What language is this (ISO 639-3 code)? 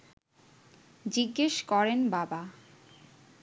ben